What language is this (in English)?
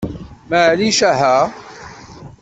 Kabyle